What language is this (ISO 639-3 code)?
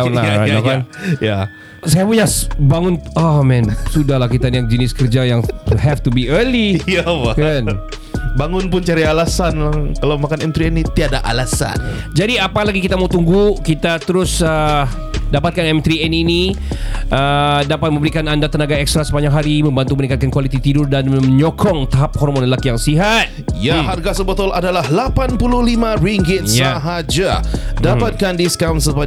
msa